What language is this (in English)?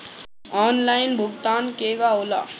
Bhojpuri